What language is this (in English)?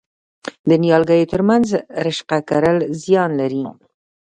Pashto